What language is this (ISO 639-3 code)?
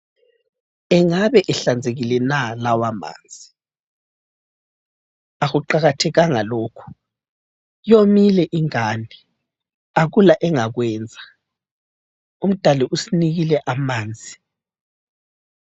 nde